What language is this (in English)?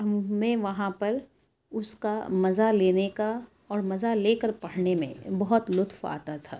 Urdu